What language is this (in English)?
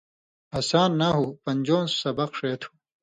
Indus Kohistani